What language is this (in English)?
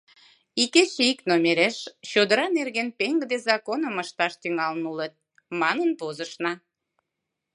Mari